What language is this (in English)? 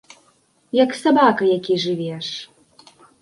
Belarusian